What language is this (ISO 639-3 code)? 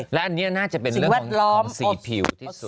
tha